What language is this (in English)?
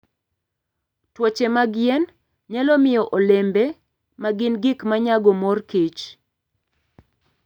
Luo (Kenya and Tanzania)